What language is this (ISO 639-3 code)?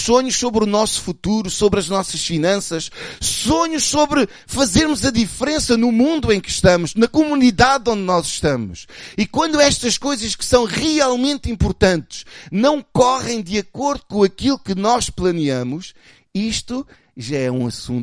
por